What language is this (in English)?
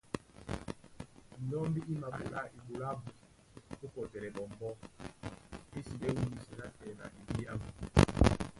Duala